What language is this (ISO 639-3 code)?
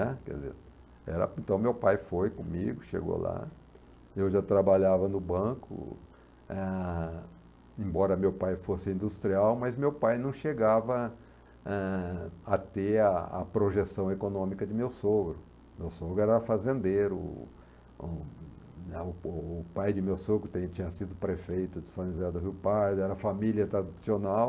por